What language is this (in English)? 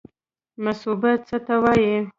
Pashto